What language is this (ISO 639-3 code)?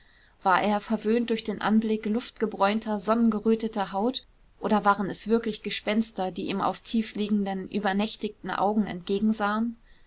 deu